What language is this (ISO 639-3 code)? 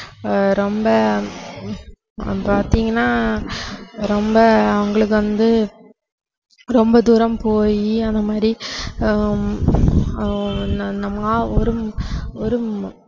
tam